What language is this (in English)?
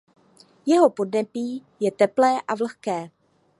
Czech